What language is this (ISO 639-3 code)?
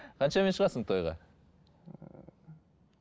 kaz